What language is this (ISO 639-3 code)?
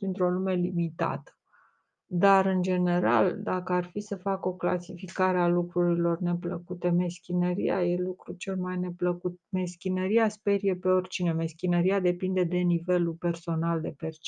ron